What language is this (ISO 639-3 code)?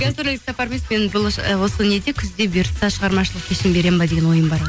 kaz